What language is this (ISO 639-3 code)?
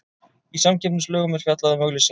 isl